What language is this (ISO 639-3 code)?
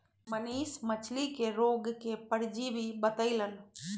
mag